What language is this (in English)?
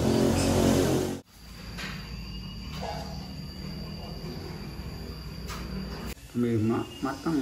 Indonesian